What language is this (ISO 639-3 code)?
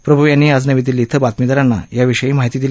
mar